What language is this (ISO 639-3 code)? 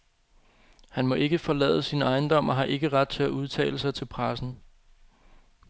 dan